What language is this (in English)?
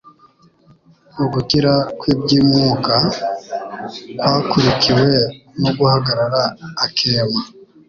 Kinyarwanda